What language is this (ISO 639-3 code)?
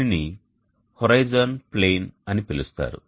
tel